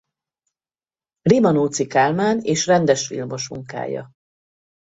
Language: Hungarian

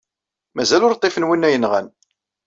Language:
Kabyle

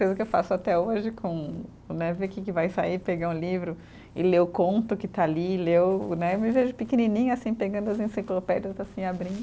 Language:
Portuguese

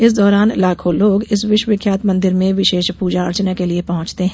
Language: Hindi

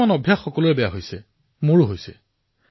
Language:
Assamese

